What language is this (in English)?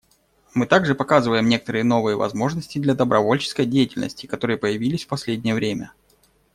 Russian